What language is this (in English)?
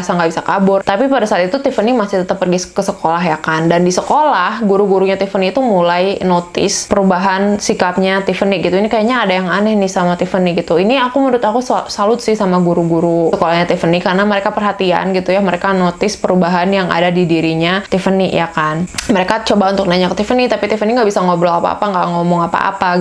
Indonesian